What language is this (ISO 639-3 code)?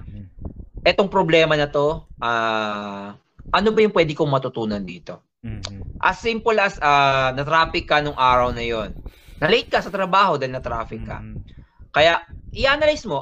fil